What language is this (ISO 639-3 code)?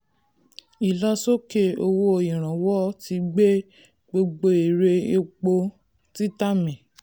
yor